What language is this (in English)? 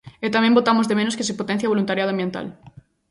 Galician